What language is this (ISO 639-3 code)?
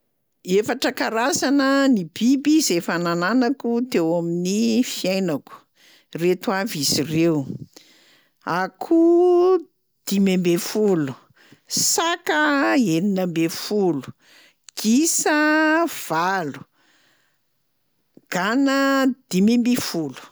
mlg